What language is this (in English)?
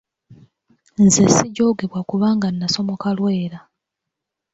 Ganda